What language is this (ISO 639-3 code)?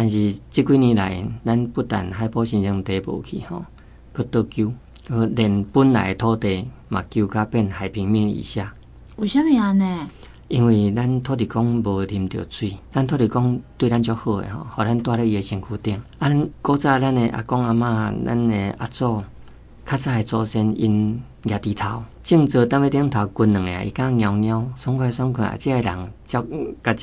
zho